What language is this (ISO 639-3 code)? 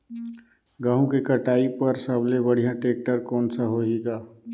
hne